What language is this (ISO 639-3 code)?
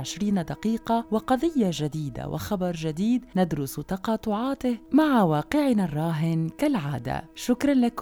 ara